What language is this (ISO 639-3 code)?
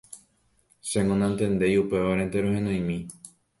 grn